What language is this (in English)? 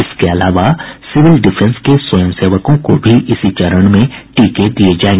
Hindi